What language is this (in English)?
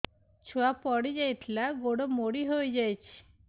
Odia